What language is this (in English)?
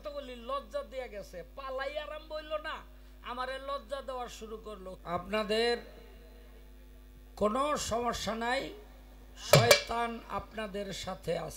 Arabic